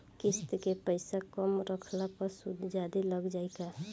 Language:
Bhojpuri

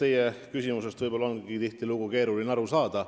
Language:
Estonian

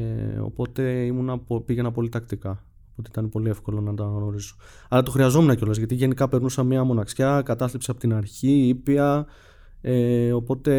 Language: Greek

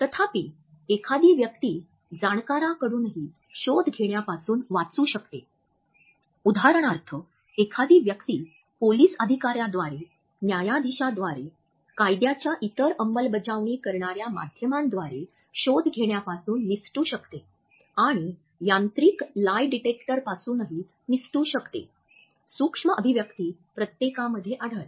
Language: Marathi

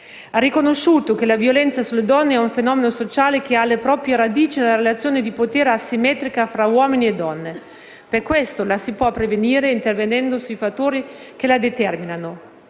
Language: Italian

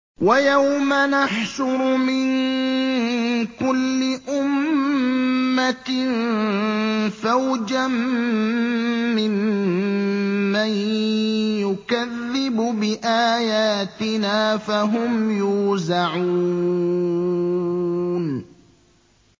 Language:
Arabic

